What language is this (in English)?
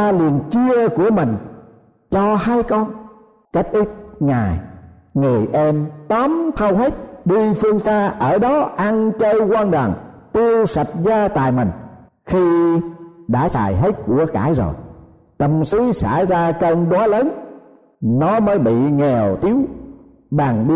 Vietnamese